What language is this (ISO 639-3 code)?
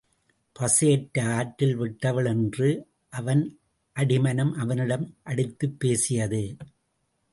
tam